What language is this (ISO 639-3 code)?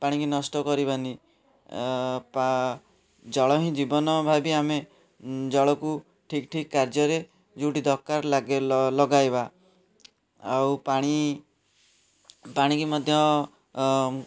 ori